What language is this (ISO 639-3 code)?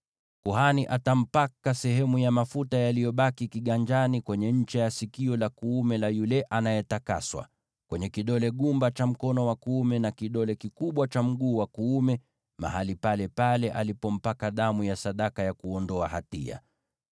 swa